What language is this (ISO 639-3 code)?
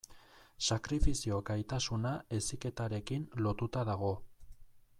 eus